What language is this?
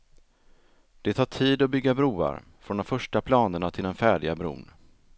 Swedish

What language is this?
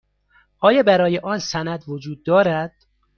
Persian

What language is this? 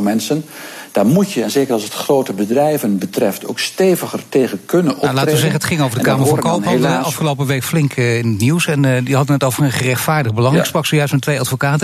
Dutch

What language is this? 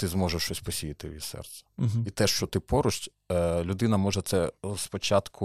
Ukrainian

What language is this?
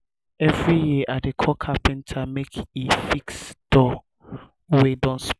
Nigerian Pidgin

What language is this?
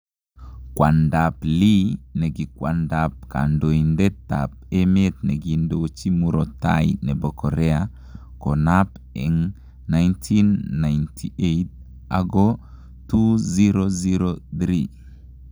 Kalenjin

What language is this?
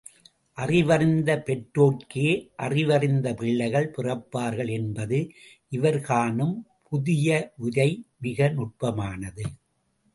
Tamil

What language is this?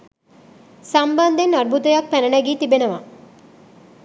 Sinhala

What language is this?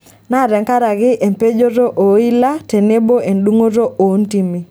Masai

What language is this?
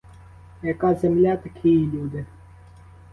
Ukrainian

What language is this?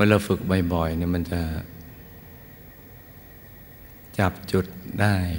Thai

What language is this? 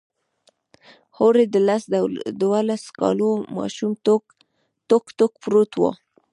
Pashto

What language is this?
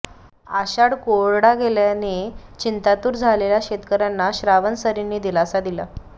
Marathi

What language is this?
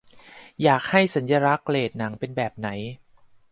Thai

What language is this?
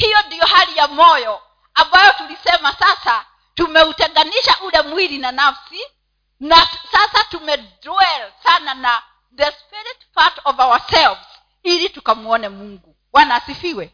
Swahili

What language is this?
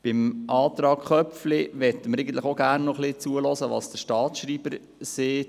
Swiss German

